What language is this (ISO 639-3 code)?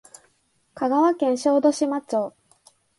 jpn